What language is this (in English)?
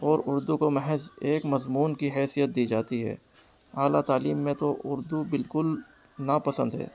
Urdu